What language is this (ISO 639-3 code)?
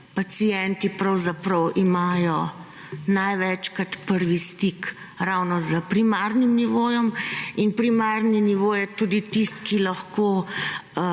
slv